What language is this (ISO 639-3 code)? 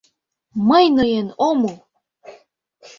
chm